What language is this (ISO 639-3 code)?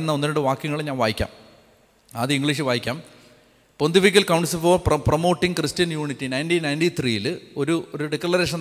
mal